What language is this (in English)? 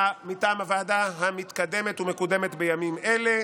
Hebrew